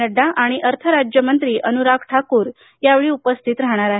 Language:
Marathi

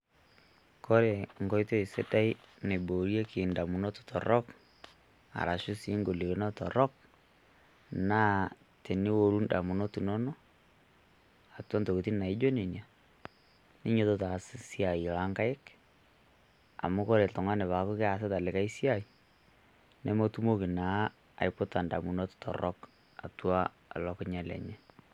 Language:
Masai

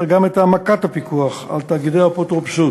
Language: Hebrew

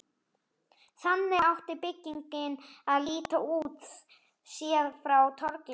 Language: Icelandic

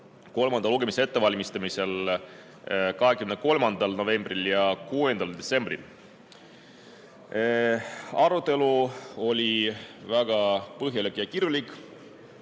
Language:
Estonian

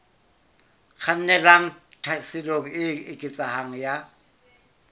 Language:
Southern Sotho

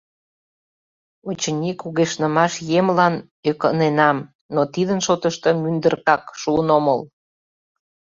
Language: Mari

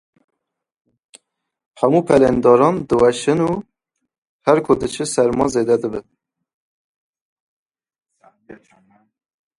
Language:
Kurdish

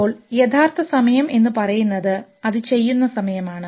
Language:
Malayalam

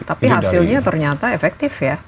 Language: Indonesian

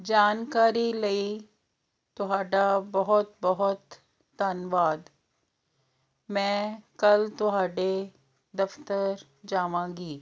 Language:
Punjabi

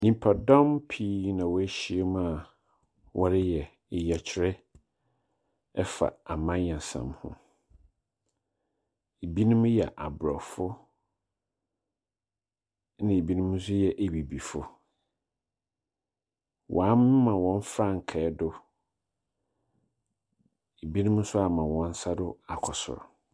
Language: Akan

